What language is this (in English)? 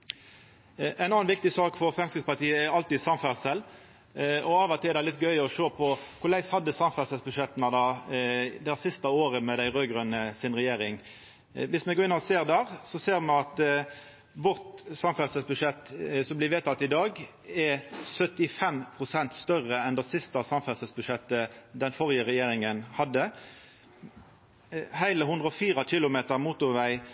Norwegian Nynorsk